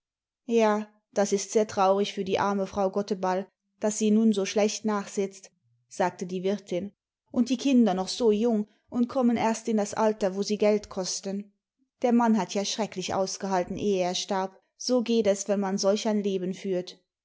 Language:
German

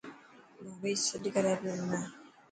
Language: Dhatki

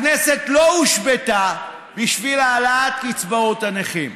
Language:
Hebrew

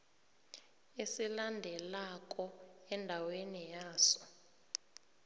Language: South Ndebele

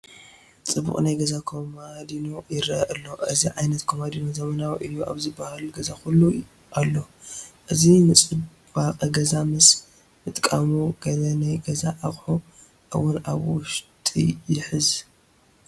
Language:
Tigrinya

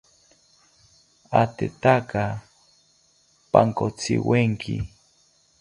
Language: South Ucayali Ashéninka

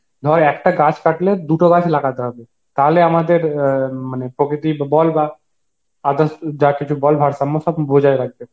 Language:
Bangla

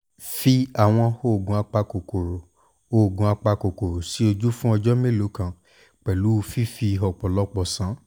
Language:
Yoruba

